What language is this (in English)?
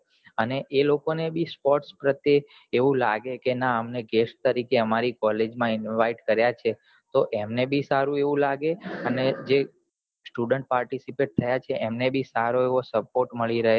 Gujarati